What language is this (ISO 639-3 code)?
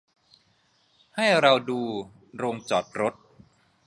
tha